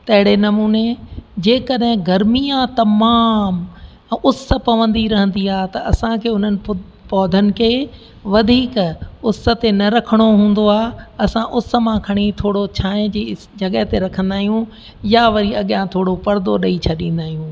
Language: Sindhi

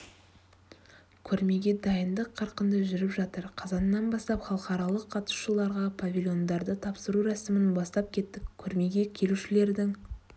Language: Kazakh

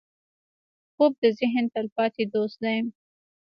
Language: Pashto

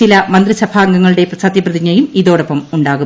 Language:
Malayalam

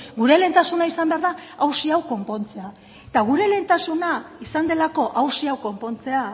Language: Basque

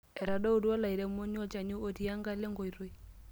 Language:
Masai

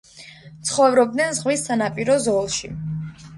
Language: Georgian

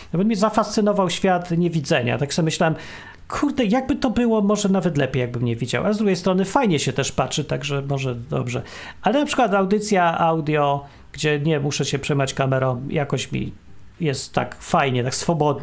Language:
Polish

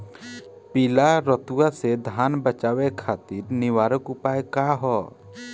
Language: Bhojpuri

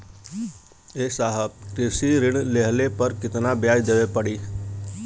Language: Bhojpuri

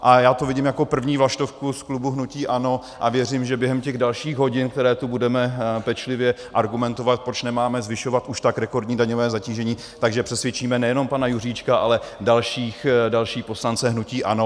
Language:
Czech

